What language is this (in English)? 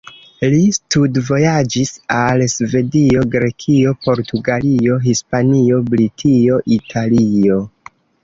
Esperanto